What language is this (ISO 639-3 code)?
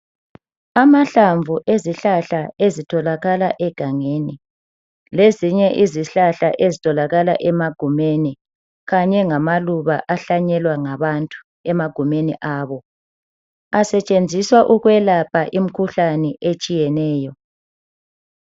nde